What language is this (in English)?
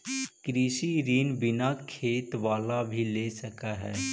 Magahi